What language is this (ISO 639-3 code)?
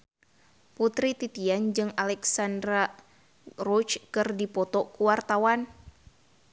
sun